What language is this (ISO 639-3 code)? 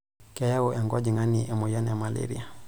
mas